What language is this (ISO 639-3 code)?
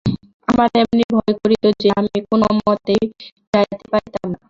ben